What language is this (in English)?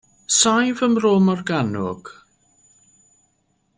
Welsh